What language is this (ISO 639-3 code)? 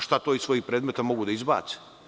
srp